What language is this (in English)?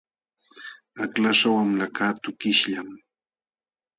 Jauja Wanca Quechua